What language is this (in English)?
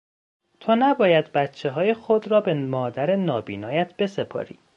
Persian